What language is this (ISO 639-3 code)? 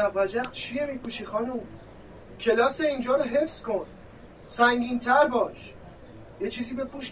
fas